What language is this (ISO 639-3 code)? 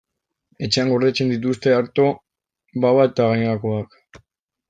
eus